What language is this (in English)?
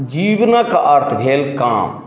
Maithili